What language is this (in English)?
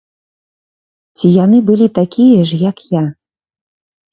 Belarusian